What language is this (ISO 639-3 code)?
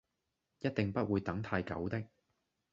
yue